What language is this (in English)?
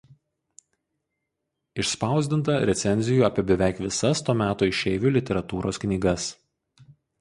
Lithuanian